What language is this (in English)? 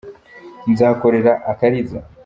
Kinyarwanda